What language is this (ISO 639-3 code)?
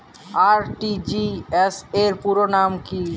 ben